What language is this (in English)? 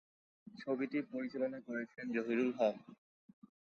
Bangla